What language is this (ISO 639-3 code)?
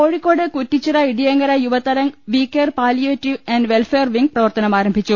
mal